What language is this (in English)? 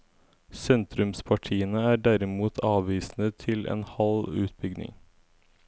Norwegian